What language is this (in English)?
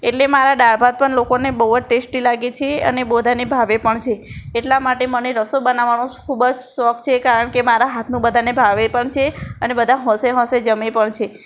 Gujarati